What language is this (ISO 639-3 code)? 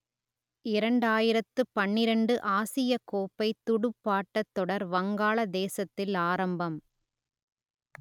tam